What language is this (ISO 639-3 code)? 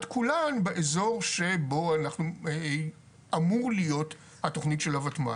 heb